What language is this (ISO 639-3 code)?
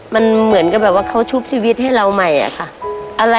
tha